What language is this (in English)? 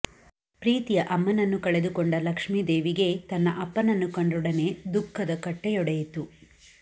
Kannada